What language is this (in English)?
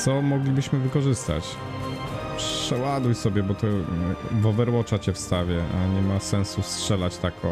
Polish